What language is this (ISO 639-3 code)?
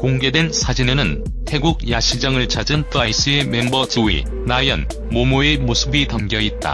kor